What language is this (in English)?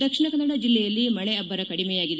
Kannada